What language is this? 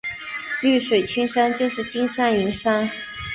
Chinese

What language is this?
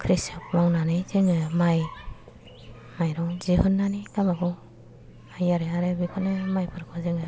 Bodo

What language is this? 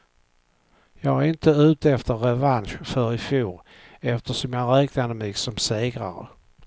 Swedish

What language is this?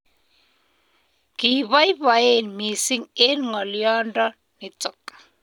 Kalenjin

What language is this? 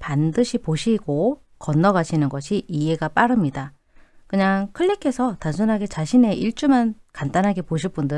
Korean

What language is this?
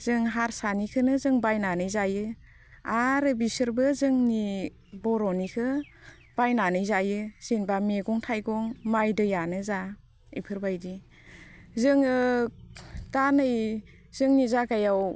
Bodo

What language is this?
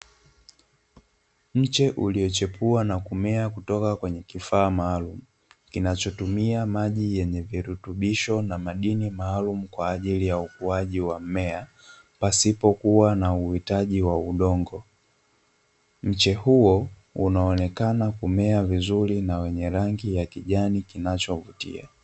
Swahili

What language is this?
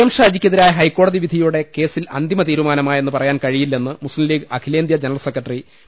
Malayalam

